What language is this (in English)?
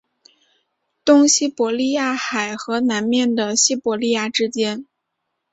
Chinese